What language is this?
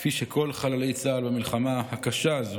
Hebrew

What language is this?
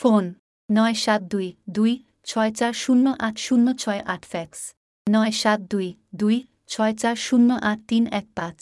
Bangla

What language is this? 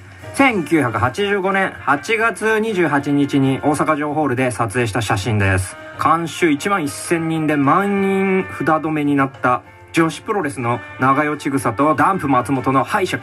Japanese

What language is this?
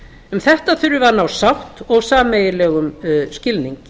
Icelandic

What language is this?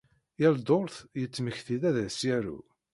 Kabyle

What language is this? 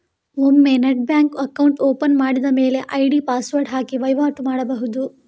Kannada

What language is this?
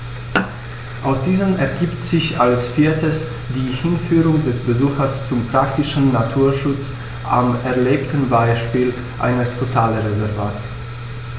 German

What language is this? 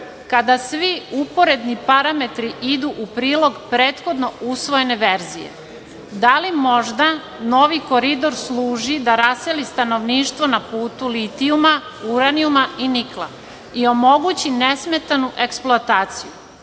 Serbian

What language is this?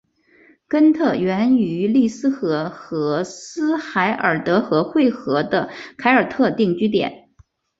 Chinese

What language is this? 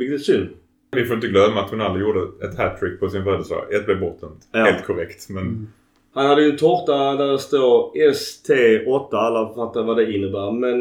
Swedish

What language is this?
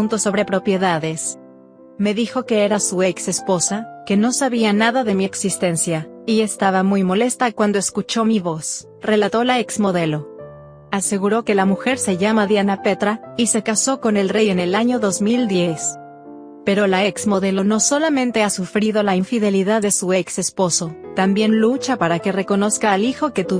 Spanish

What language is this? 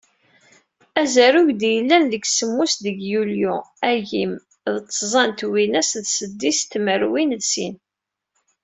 Kabyle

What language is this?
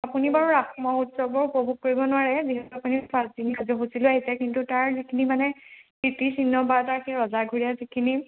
Assamese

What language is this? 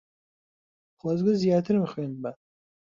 Central Kurdish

